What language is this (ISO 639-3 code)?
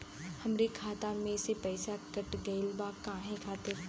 bho